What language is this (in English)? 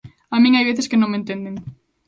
Galician